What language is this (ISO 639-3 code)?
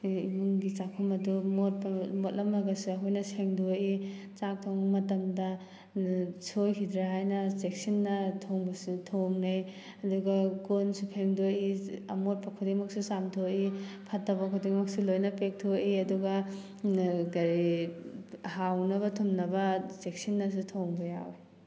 mni